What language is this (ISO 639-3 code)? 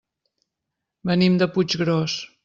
cat